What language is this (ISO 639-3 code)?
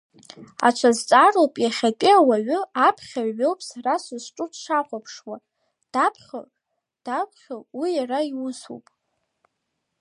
abk